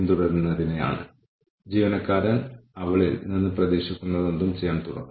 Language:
Malayalam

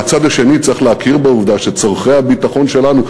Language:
Hebrew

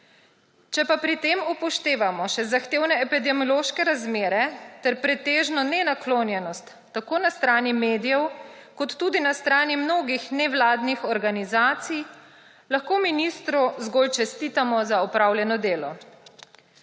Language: Slovenian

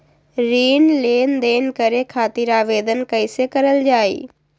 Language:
Magahi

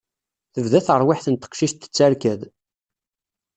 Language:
Kabyle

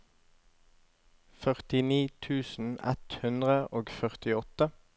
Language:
Norwegian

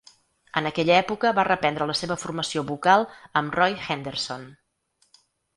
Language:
Catalan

